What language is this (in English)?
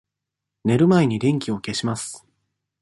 Japanese